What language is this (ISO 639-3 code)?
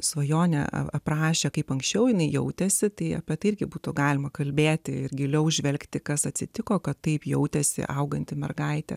lit